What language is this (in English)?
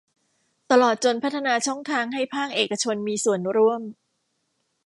Thai